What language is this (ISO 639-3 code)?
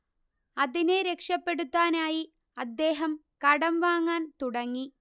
mal